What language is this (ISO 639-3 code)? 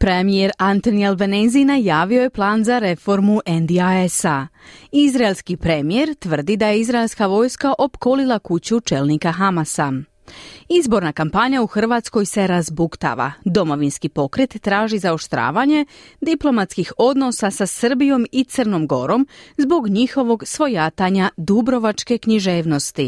hrv